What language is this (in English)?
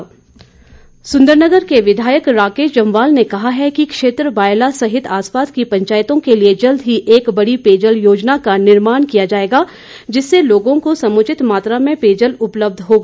Hindi